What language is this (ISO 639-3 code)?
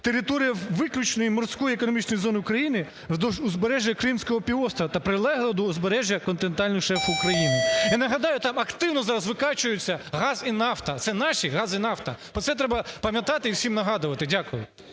ukr